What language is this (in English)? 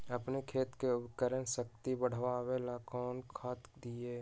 Magahi